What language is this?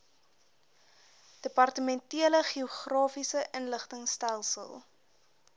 Afrikaans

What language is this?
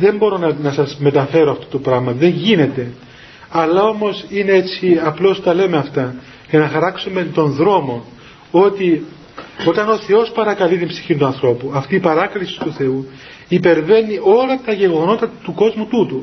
Greek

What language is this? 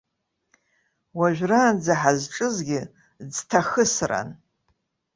Abkhazian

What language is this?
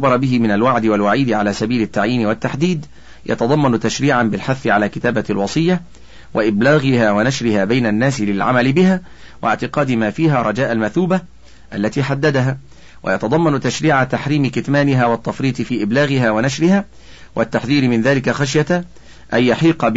Arabic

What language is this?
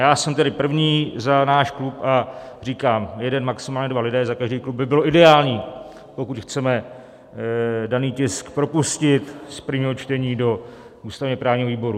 Czech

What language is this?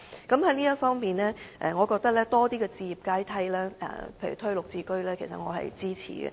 Cantonese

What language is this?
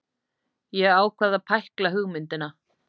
Icelandic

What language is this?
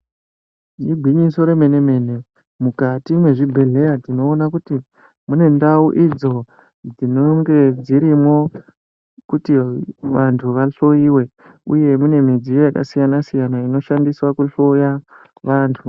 Ndau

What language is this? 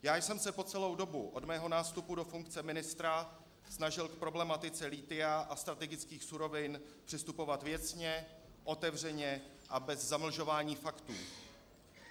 Czech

